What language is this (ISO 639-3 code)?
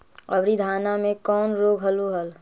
mag